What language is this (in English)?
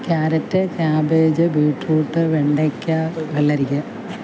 Malayalam